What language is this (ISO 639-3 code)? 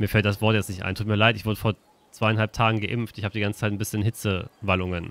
deu